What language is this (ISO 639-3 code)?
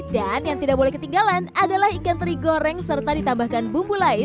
ind